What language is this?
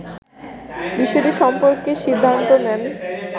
Bangla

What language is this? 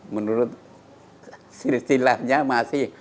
Indonesian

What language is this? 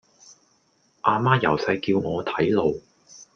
Cantonese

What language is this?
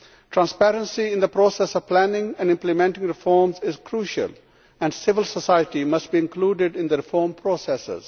English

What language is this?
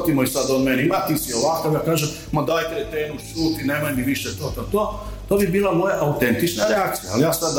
Croatian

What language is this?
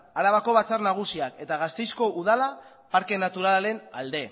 Basque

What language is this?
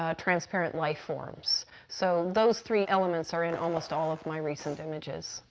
English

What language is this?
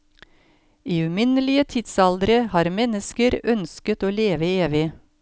Norwegian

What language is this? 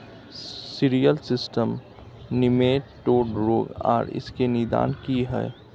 Maithili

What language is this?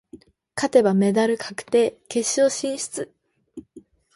Japanese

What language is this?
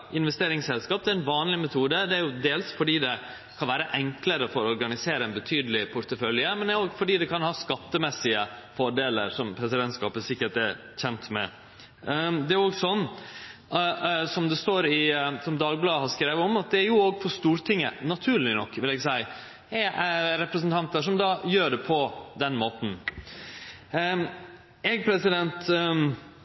Norwegian Nynorsk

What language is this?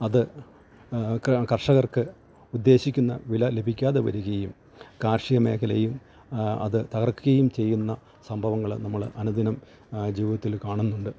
Malayalam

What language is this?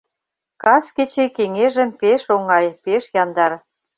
Mari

